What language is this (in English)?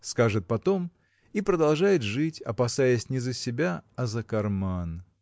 Russian